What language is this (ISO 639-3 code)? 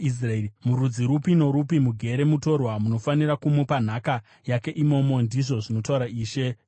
sna